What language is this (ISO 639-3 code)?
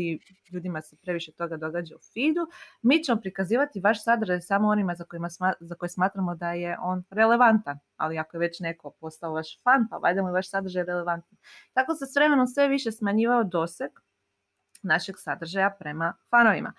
hrv